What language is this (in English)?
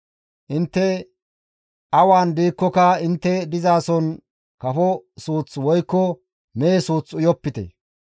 Gamo